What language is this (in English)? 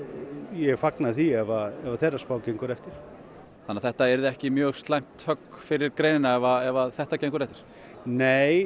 Icelandic